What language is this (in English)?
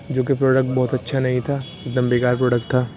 Urdu